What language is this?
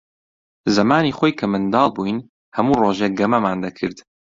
Central Kurdish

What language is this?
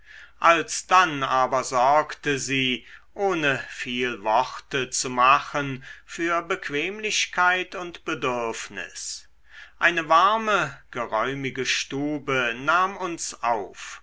German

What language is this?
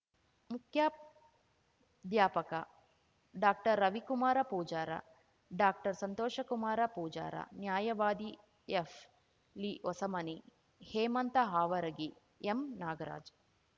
Kannada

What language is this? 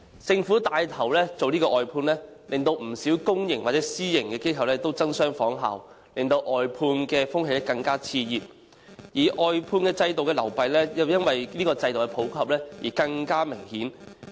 Cantonese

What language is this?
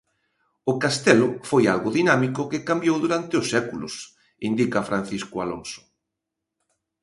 Galician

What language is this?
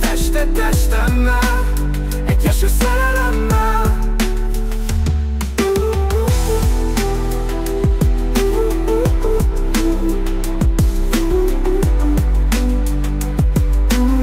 Hungarian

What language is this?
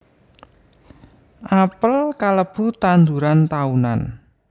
Javanese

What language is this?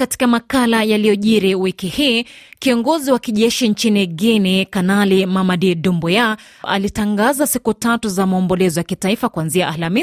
Swahili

